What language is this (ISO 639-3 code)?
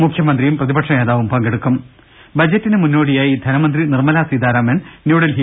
mal